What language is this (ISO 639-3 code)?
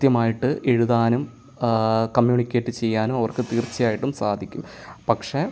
mal